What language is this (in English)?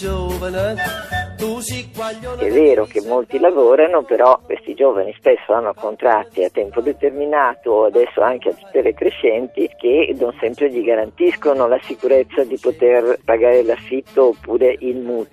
Italian